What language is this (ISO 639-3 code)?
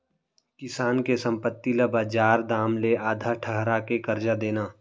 hne